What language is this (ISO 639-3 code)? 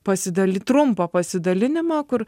lit